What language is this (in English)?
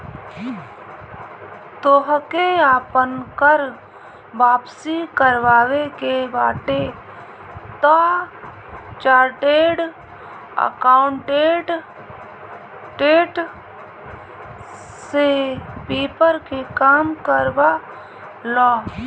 Bhojpuri